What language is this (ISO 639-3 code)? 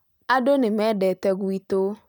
kik